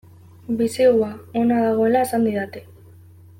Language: Basque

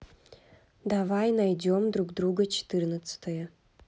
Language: Russian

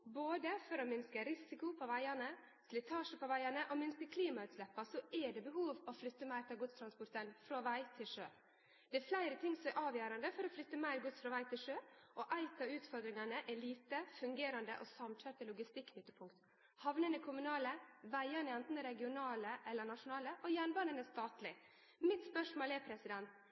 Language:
Norwegian Nynorsk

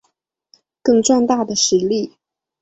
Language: Chinese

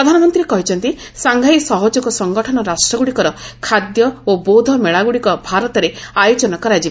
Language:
Odia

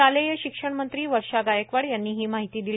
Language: Marathi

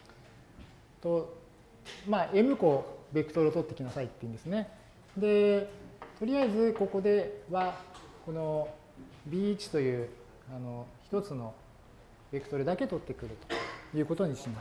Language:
Japanese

